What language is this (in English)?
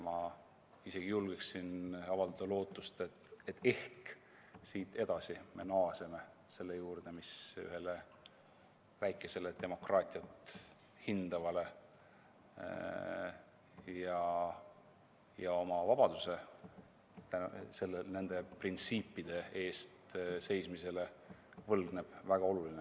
Estonian